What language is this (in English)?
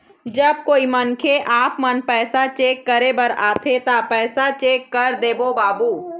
Chhattisgarhi